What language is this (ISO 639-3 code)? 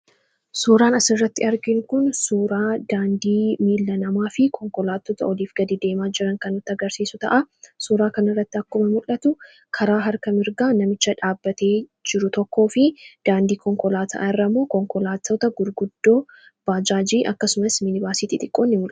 orm